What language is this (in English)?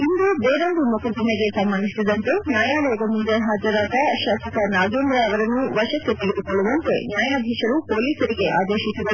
Kannada